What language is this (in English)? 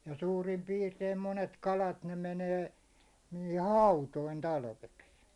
Finnish